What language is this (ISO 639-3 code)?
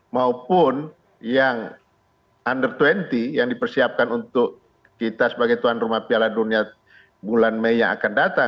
ind